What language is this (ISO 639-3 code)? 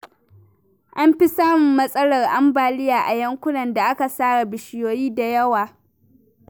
hau